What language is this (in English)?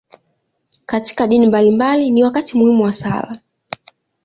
Swahili